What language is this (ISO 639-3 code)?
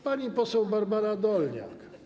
pol